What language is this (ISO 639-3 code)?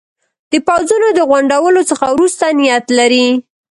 pus